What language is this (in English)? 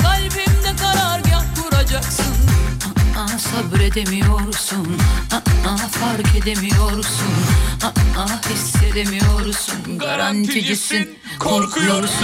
Turkish